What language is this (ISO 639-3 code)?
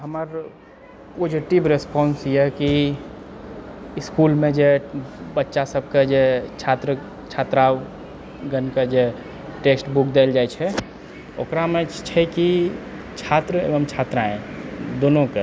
mai